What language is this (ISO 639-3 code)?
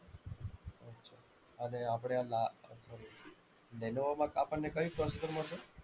guj